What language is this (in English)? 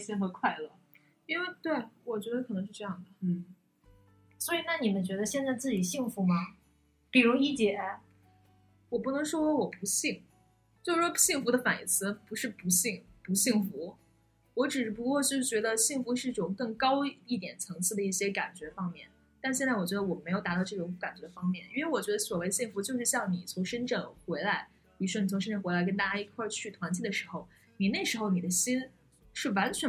Chinese